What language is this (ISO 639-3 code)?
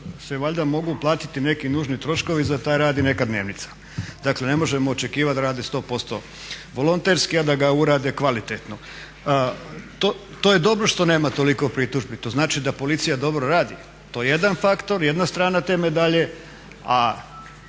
hrv